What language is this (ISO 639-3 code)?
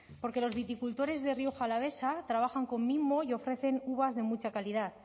spa